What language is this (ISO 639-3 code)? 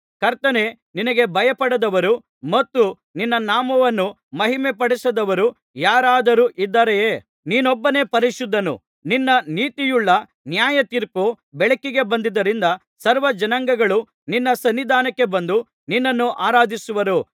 kan